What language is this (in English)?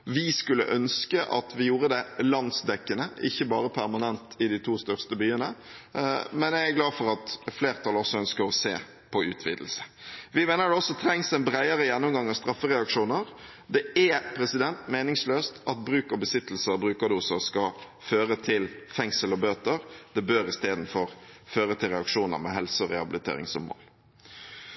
Norwegian Bokmål